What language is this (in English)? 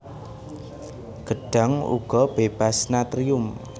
Javanese